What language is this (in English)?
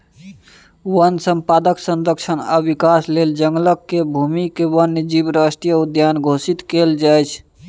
Maithili